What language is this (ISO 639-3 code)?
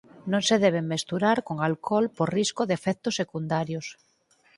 glg